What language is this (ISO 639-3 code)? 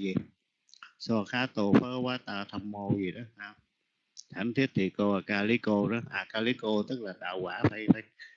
vie